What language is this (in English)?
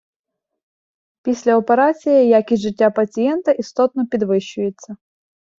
Ukrainian